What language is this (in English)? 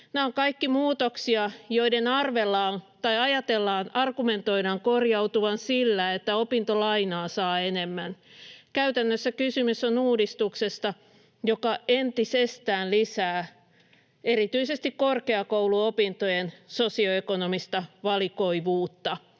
Finnish